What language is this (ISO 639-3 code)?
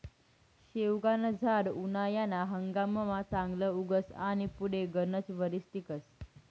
mar